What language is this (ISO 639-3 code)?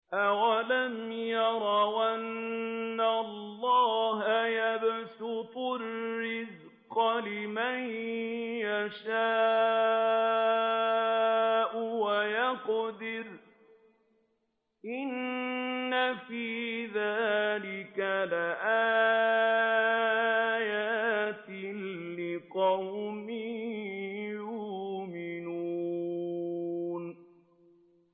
ara